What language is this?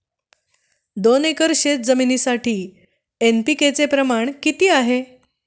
Marathi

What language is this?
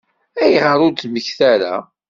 Kabyle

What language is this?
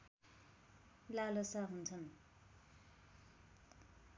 Nepali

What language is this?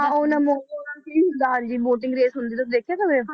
Punjabi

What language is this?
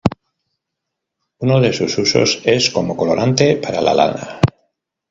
Spanish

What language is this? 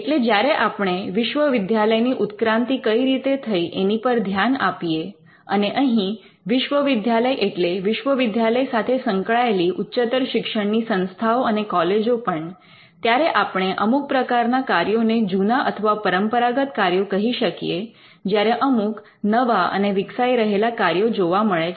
Gujarati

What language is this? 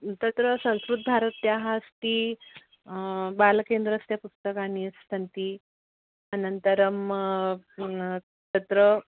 Sanskrit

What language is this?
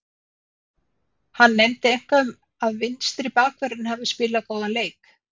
Icelandic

